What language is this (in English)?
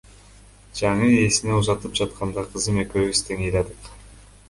Kyrgyz